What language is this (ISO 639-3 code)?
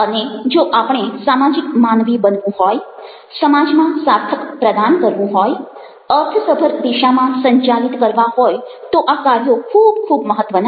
guj